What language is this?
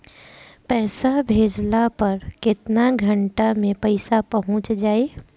Bhojpuri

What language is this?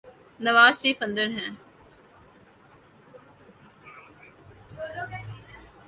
Urdu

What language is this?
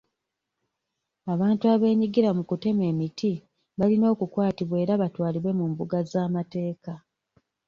Ganda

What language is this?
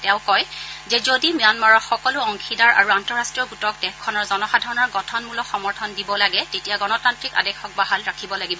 Assamese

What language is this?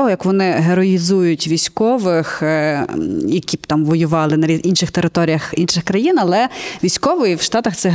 Ukrainian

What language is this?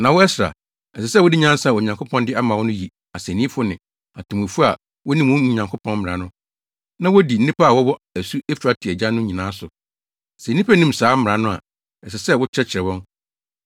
Akan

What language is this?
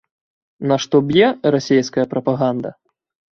Belarusian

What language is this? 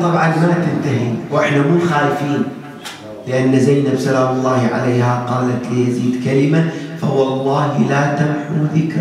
Arabic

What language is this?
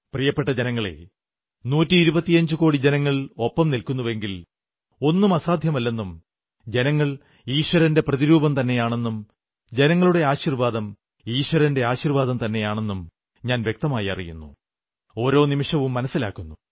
Malayalam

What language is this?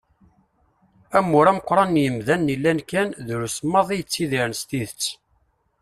Kabyle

